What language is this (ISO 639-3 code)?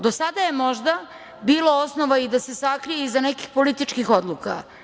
srp